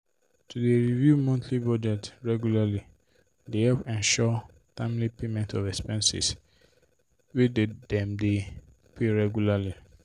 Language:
Nigerian Pidgin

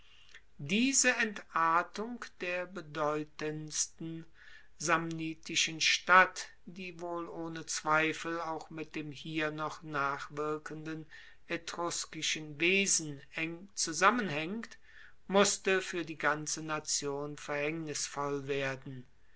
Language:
German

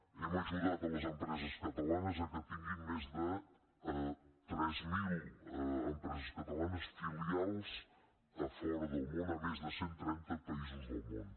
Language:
Catalan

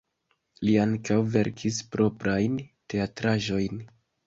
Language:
Esperanto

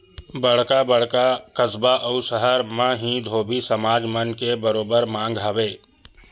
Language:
Chhattisgarhi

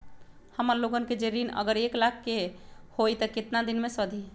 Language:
Magahi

